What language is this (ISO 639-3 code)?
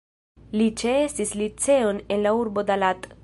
epo